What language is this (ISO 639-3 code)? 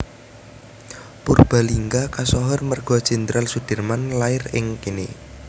jav